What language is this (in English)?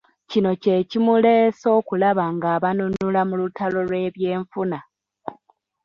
Ganda